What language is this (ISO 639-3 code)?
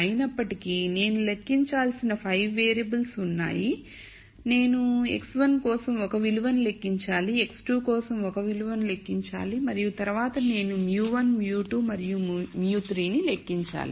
tel